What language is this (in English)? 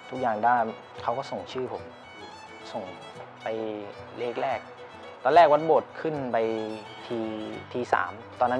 Thai